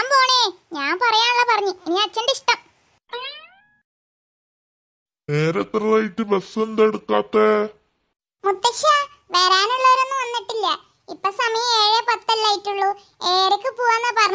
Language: Turkish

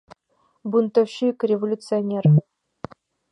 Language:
Mari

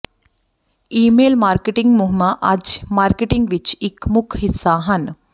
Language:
Punjabi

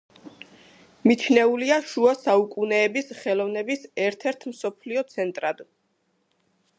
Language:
Georgian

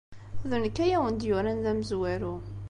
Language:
Kabyle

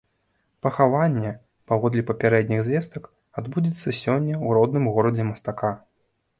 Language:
Belarusian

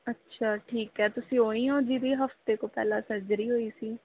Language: Punjabi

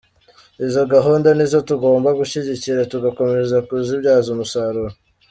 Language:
Kinyarwanda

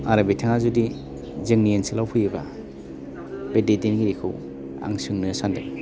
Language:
Bodo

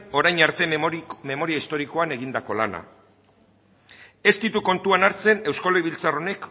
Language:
Basque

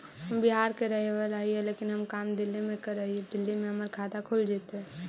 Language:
Magahi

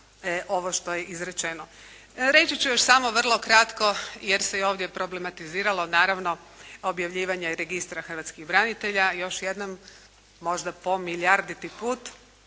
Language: Croatian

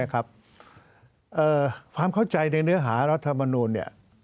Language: Thai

